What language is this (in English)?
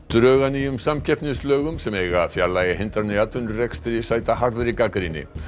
Icelandic